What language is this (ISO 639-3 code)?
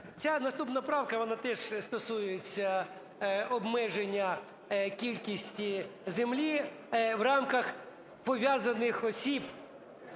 ukr